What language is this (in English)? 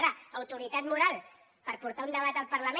Catalan